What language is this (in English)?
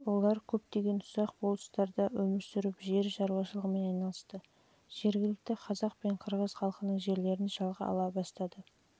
Kazakh